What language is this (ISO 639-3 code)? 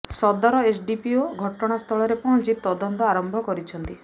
ori